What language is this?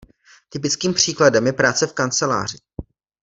Czech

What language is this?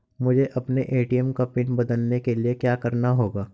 Hindi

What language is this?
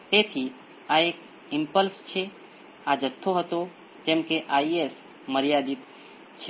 Gujarati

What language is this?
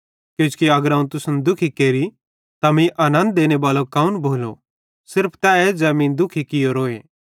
Bhadrawahi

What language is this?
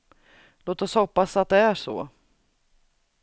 Swedish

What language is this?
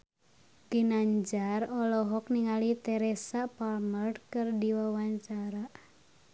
Sundanese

